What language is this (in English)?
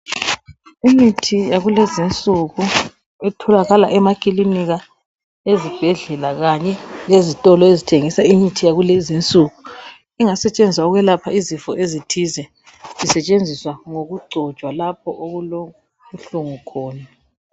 North Ndebele